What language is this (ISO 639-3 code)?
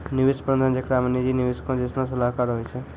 mai